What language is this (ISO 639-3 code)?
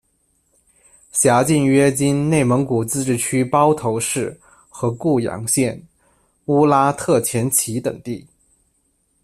zho